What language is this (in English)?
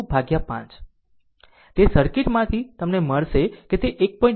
Gujarati